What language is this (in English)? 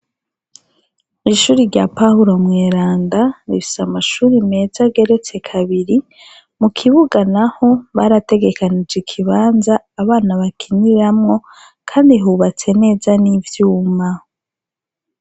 Rundi